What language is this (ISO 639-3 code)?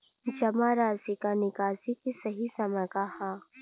bho